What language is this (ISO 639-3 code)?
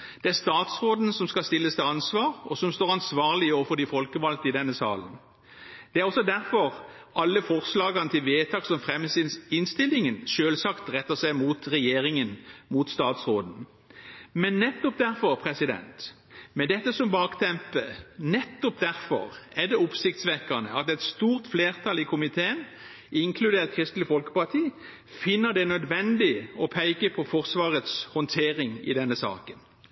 nob